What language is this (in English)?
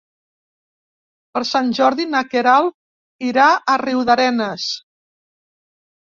Catalan